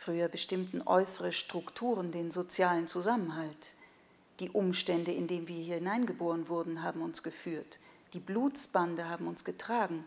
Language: German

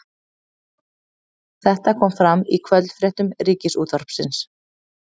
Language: Icelandic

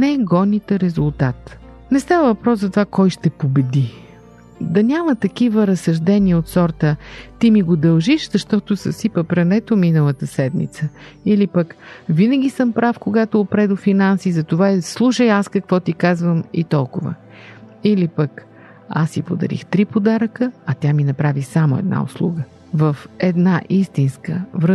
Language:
Bulgarian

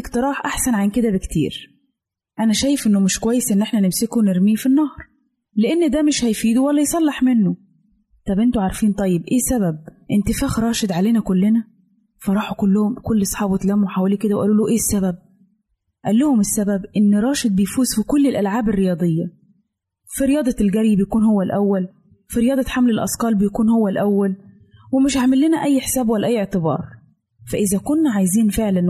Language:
Arabic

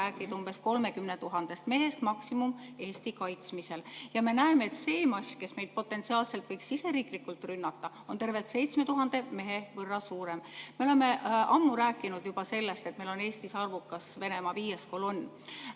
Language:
Estonian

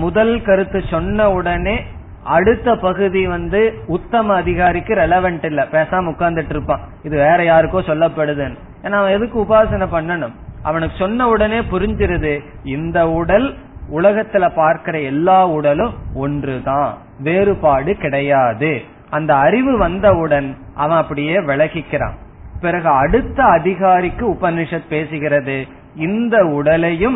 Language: Tamil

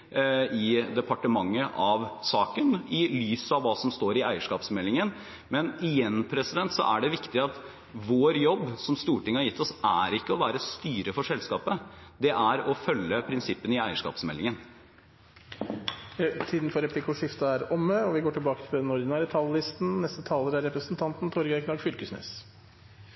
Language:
Norwegian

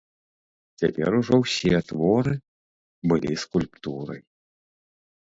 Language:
Belarusian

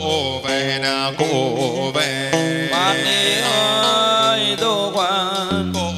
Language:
Vietnamese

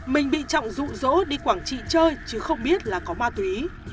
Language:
Vietnamese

